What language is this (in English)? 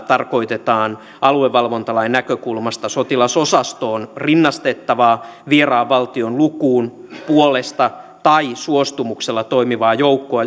Finnish